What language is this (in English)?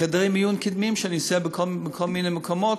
Hebrew